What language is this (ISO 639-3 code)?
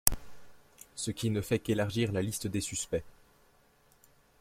fra